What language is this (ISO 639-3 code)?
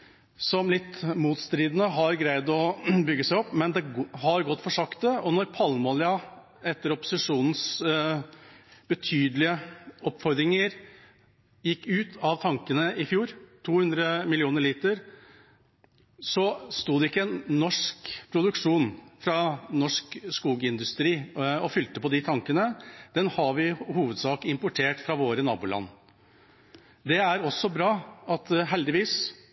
nob